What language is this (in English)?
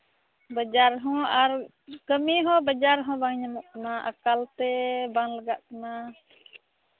Santali